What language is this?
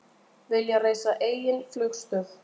Icelandic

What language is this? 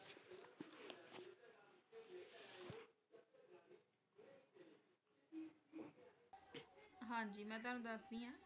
Punjabi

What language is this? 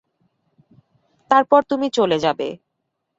Bangla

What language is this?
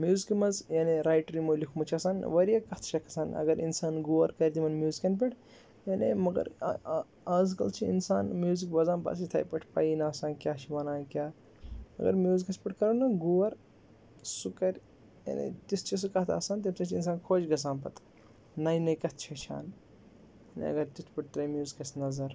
Kashmiri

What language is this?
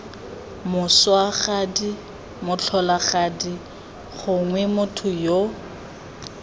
Tswana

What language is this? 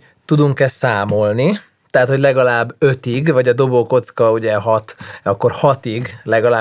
Hungarian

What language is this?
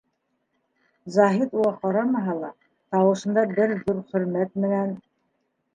Bashkir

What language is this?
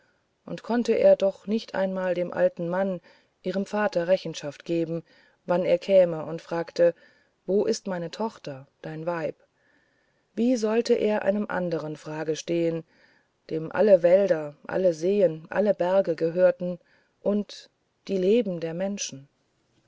German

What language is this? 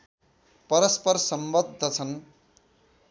Nepali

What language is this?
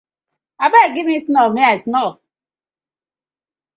Nigerian Pidgin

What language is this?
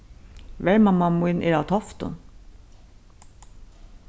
Faroese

